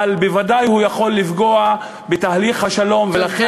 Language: Hebrew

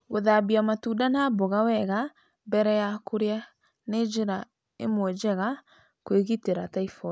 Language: Kikuyu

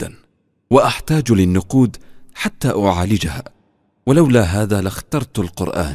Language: Arabic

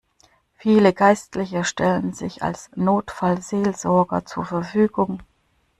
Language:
German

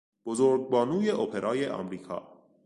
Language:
Persian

